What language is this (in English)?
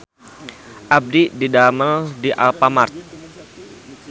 Sundanese